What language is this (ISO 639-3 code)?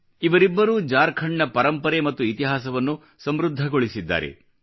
kan